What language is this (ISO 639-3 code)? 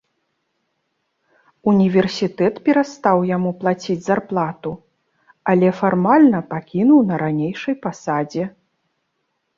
bel